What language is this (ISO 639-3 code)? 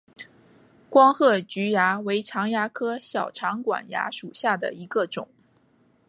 zho